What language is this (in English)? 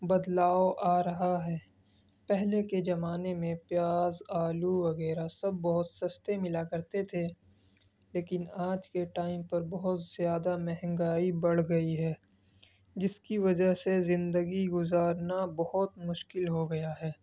Urdu